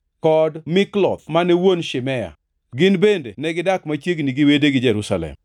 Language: Luo (Kenya and Tanzania)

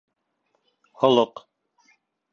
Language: Bashkir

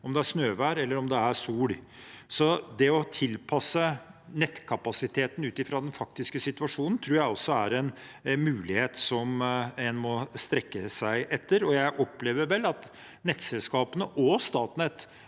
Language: Norwegian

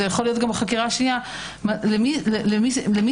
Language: Hebrew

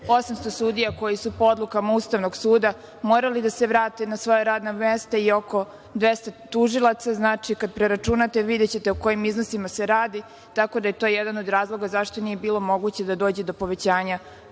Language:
Serbian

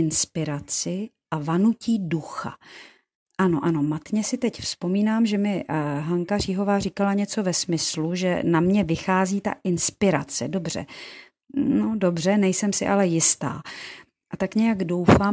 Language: Czech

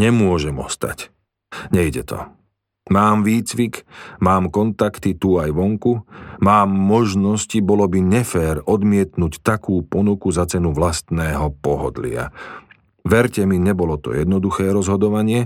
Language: Slovak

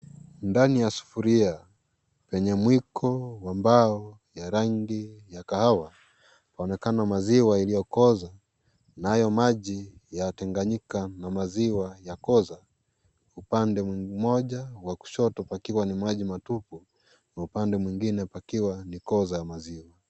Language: Swahili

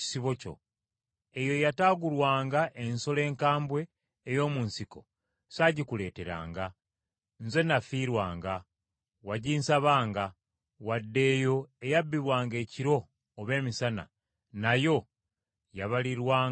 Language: Ganda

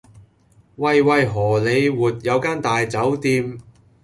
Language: Cantonese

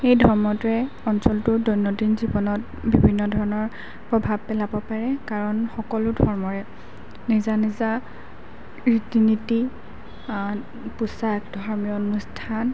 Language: Assamese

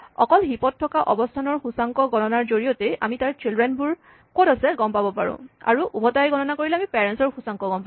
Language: Assamese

